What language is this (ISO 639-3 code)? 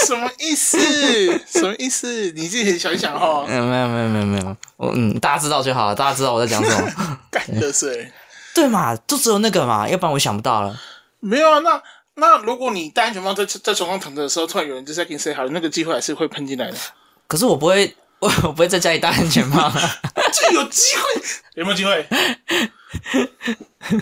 zho